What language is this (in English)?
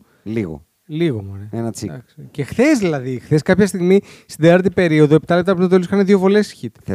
Greek